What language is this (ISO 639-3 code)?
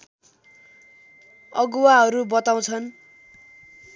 nep